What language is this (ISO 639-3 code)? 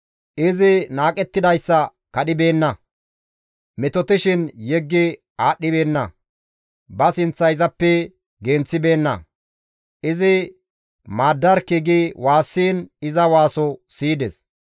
gmv